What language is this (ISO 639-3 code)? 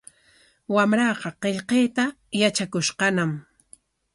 qwa